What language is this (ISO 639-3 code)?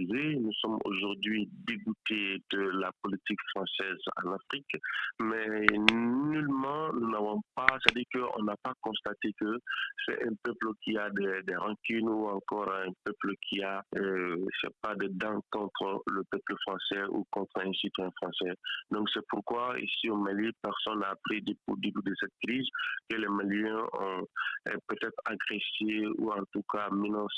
fra